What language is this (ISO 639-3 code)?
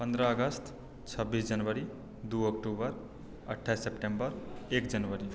mai